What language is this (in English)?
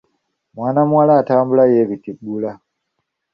Ganda